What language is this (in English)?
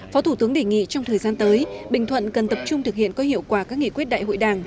Vietnamese